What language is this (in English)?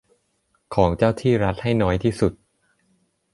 Thai